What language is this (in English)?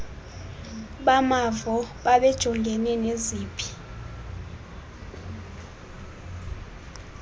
Xhosa